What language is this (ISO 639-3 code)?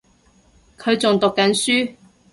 yue